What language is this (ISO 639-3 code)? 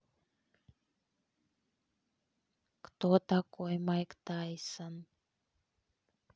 rus